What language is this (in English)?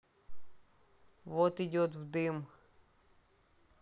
Russian